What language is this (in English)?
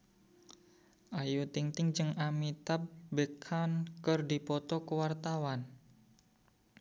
Sundanese